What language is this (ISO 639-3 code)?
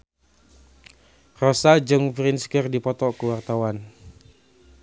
sun